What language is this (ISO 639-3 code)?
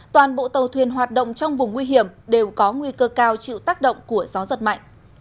vie